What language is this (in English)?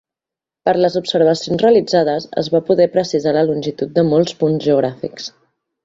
Catalan